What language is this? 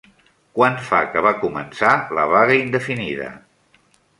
Catalan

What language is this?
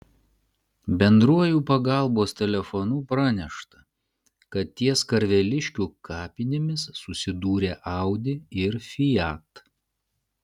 Lithuanian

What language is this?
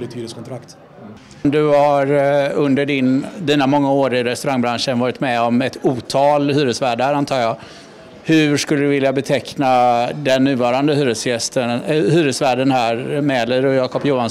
Swedish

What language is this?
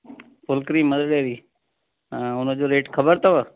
Sindhi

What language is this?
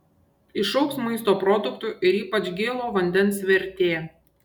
Lithuanian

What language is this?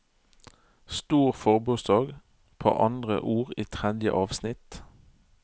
Norwegian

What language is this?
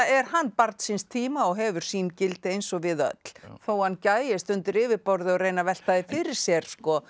Icelandic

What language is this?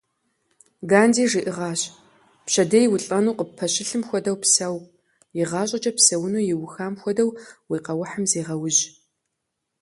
Kabardian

